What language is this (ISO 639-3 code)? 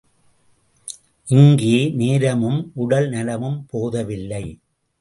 tam